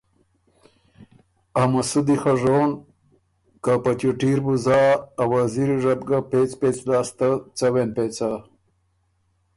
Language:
Ormuri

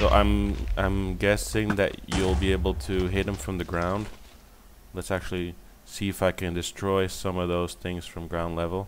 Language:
English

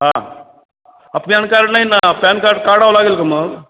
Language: Marathi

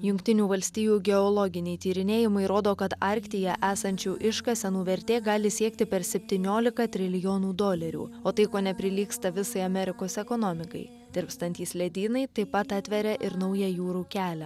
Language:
Lithuanian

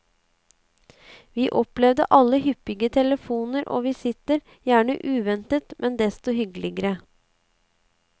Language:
Norwegian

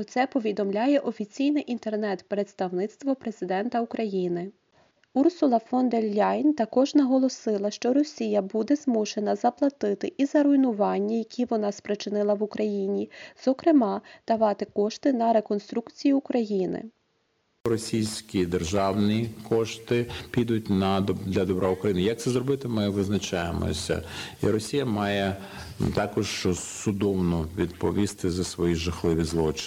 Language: Ukrainian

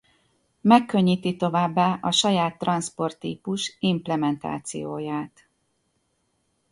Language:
Hungarian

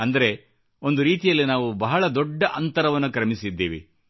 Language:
Kannada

